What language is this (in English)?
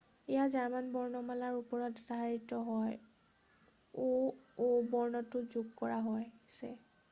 Assamese